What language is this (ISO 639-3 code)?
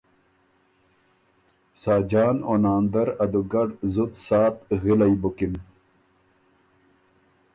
oru